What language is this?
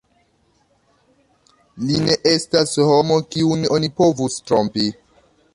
Esperanto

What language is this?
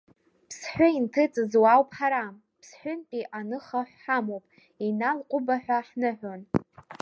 Abkhazian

